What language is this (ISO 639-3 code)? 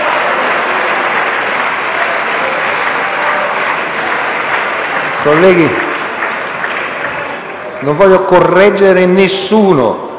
ita